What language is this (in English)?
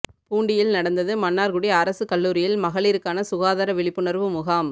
Tamil